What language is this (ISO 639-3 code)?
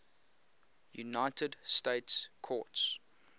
eng